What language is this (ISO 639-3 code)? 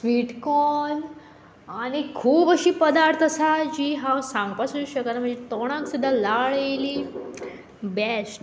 kok